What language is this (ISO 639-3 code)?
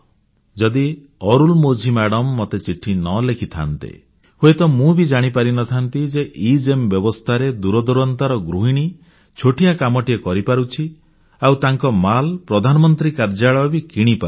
ori